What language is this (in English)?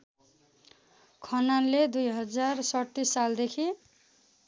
Nepali